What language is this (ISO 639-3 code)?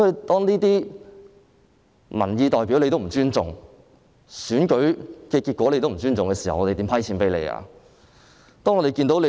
yue